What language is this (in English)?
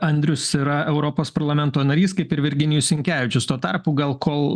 Lithuanian